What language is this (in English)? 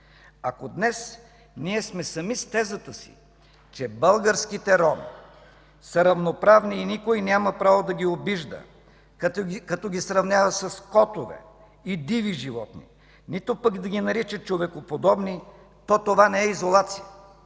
Bulgarian